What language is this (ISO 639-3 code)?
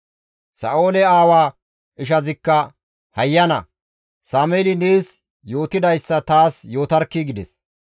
gmv